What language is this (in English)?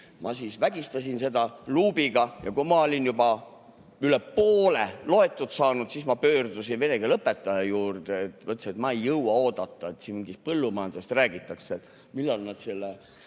Estonian